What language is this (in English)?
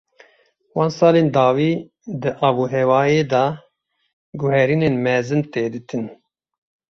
Kurdish